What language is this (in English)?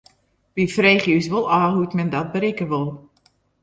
Western Frisian